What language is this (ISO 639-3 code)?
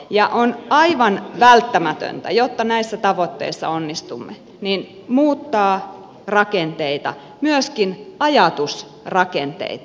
fin